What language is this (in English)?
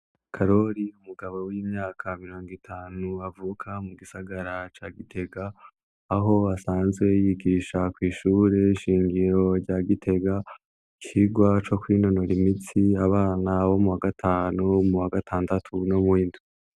Rundi